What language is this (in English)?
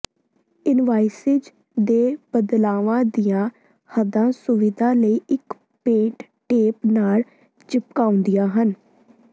Punjabi